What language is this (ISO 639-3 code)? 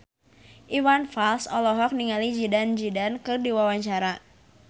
sun